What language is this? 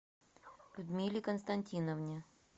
Russian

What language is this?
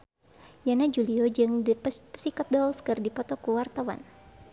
Sundanese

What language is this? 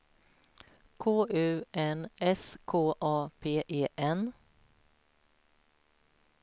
Swedish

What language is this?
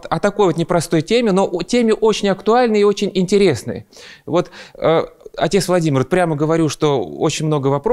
Russian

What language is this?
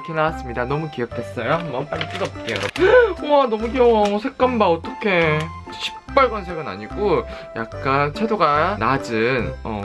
Korean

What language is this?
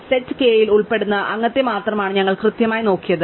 Malayalam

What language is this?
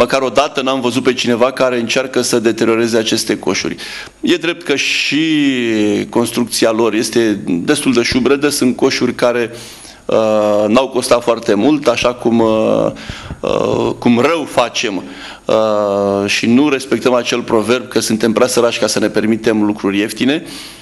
Romanian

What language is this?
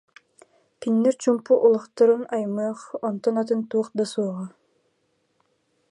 Yakut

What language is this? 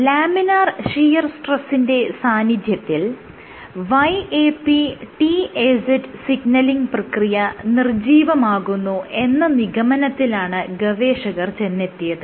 Malayalam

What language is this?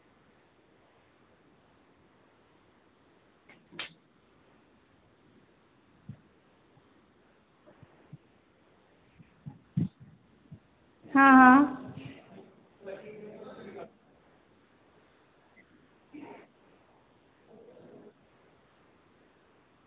Dogri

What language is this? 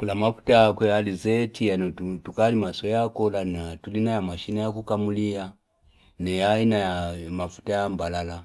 Fipa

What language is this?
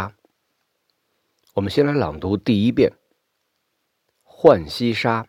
Chinese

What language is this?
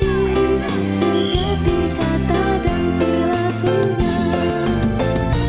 Indonesian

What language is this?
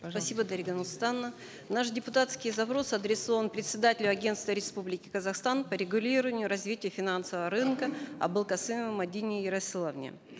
Kazakh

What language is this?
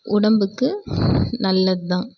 Tamil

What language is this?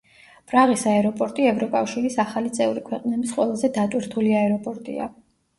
Georgian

